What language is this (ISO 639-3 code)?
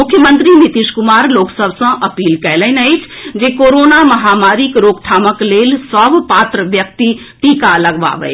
mai